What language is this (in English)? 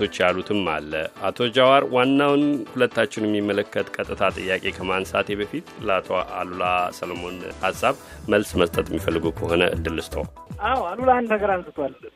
Amharic